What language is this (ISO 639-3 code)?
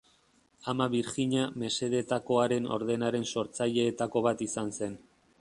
eus